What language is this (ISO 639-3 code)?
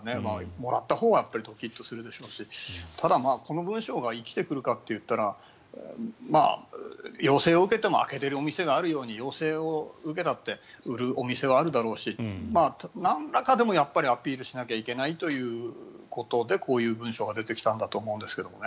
jpn